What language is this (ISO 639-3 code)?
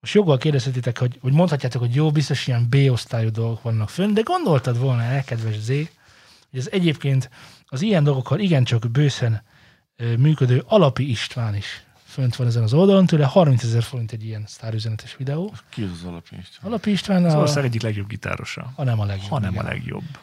hun